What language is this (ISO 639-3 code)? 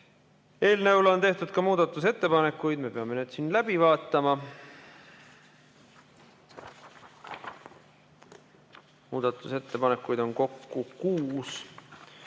est